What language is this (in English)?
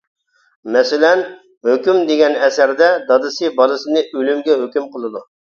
Uyghur